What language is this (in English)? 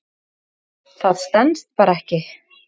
Icelandic